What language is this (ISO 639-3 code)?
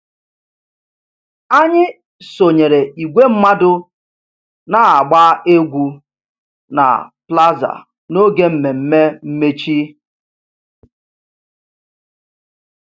ibo